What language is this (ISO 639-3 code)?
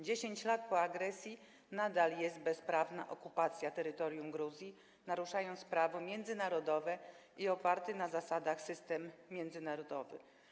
pol